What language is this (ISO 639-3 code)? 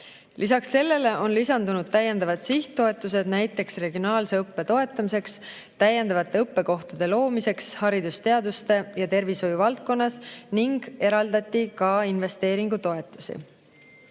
est